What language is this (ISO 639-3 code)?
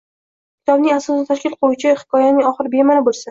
uzb